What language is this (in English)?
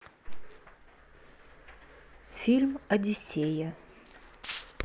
Russian